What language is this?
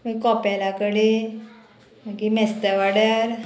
Konkani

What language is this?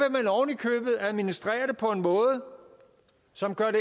Danish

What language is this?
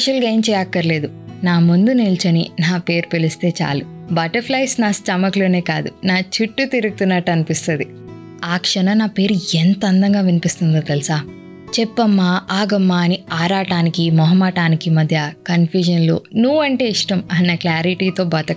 Telugu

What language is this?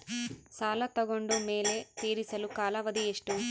Kannada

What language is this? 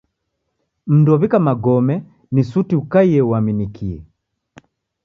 Taita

